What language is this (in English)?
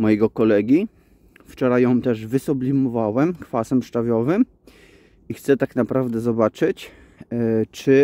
Polish